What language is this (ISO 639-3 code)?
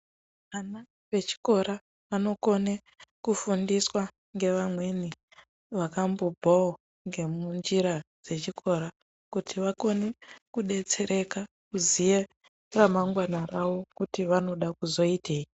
ndc